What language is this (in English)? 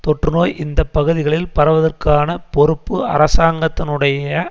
Tamil